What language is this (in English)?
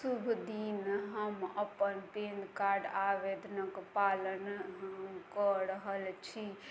Maithili